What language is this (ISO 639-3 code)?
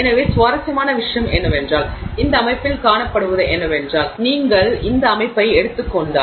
tam